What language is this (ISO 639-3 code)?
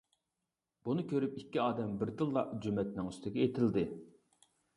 uig